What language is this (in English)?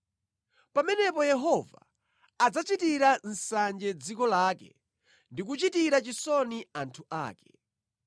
Nyanja